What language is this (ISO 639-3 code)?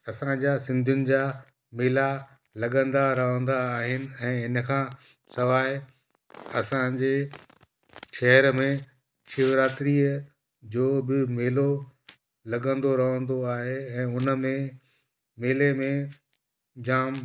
snd